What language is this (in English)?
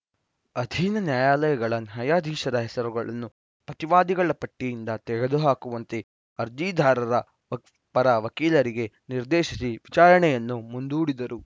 Kannada